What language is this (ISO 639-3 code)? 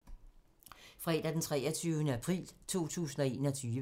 dan